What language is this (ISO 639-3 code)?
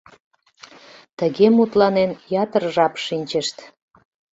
chm